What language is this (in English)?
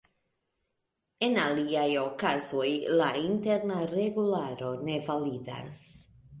Esperanto